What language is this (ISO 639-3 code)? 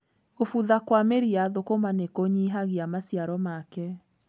kik